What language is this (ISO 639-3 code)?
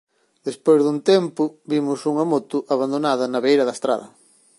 glg